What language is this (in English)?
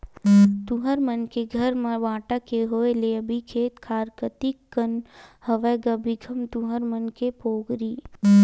Chhattisgarhi